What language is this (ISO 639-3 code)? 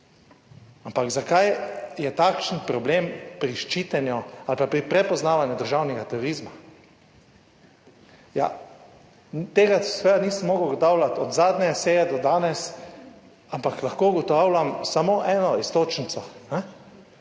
slv